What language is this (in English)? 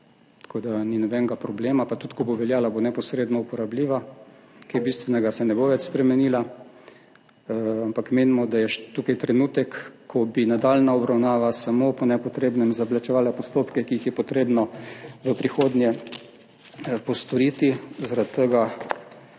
Slovenian